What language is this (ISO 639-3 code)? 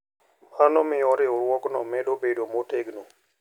luo